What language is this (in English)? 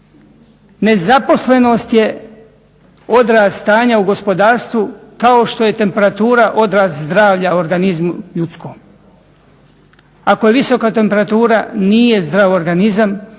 Croatian